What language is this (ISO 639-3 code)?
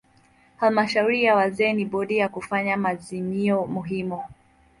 swa